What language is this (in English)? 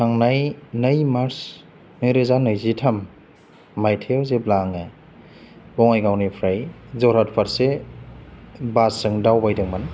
Bodo